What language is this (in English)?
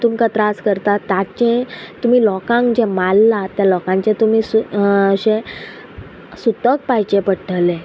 Konkani